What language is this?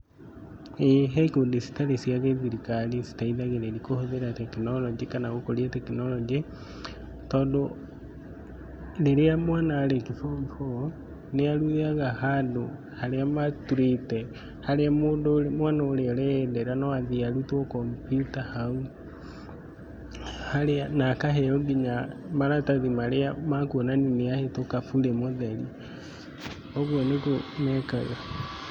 Kikuyu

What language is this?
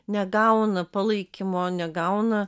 Lithuanian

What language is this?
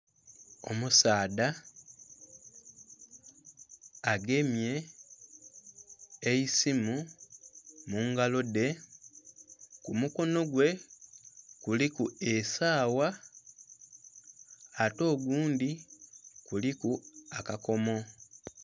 Soga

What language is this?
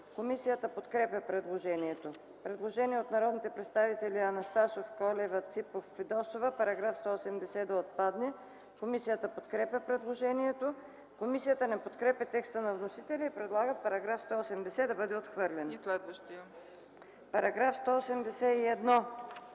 Bulgarian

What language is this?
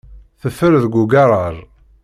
Kabyle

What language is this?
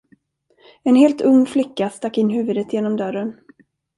Swedish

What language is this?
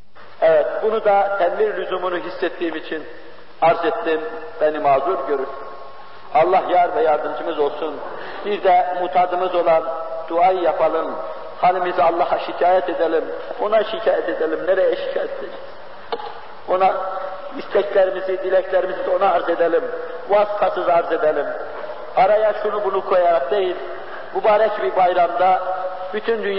Turkish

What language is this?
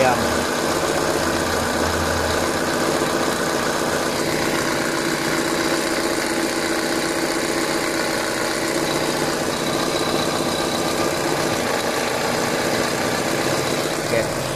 Malay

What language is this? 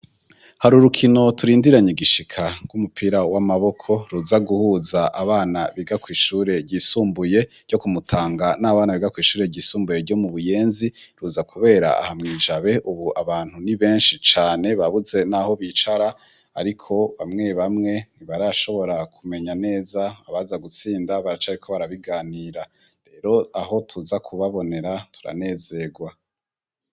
Rundi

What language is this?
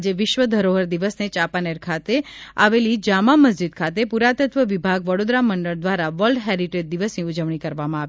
Gujarati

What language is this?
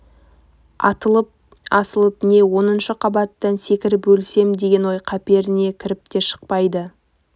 Kazakh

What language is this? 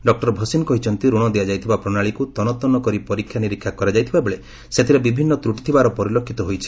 Odia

